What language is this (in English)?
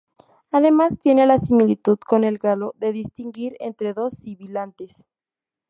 Spanish